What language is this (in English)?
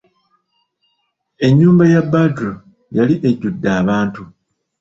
Ganda